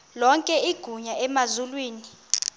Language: Xhosa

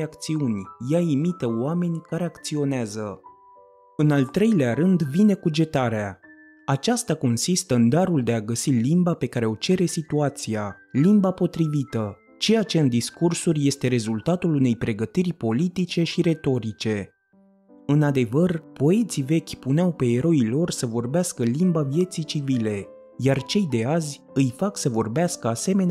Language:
Romanian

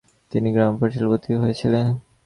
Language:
Bangla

